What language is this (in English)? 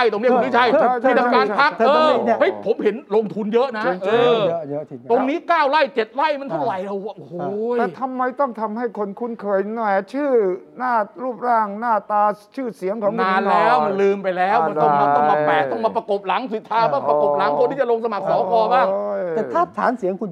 Thai